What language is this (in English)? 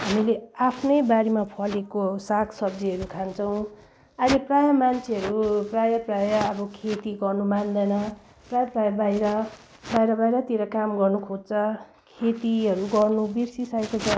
Nepali